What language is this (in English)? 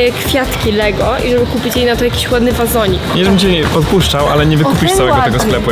Polish